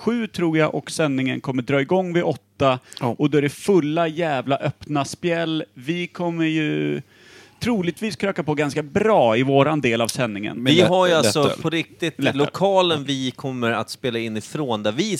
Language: Swedish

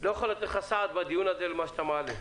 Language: Hebrew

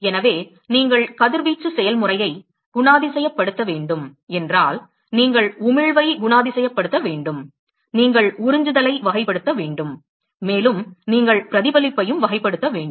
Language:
Tamil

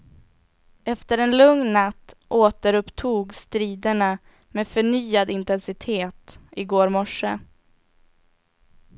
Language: Swedish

